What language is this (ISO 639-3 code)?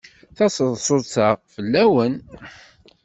kab